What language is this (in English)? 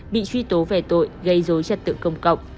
Vietnamese